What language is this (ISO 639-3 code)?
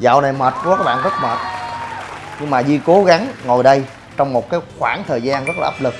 vie